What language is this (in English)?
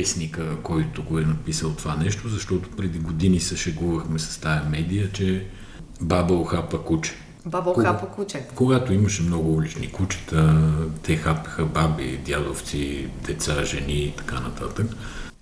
Bulgarian